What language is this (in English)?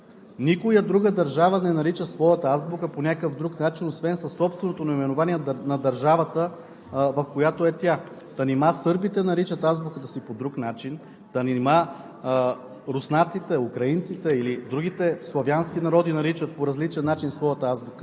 Bulgarian